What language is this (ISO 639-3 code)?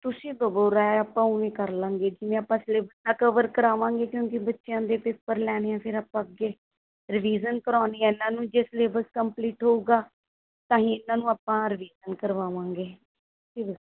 pan